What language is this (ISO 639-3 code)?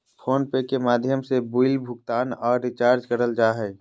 mag